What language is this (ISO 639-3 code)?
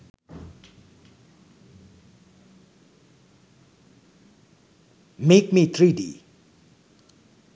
sin